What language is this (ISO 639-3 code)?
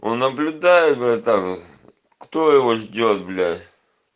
rus